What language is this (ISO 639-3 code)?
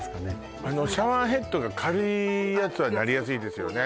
jpn